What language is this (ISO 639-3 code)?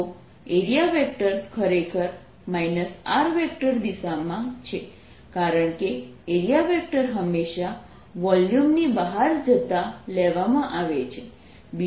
guj